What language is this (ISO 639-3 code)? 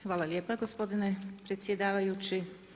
hrv